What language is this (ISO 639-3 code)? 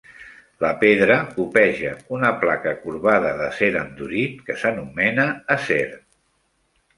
cat